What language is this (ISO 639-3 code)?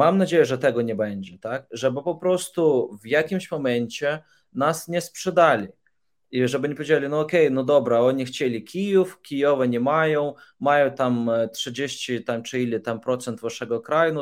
pol